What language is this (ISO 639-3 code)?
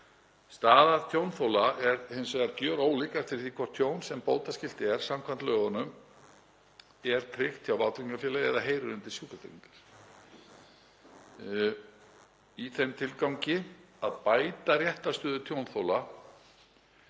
isl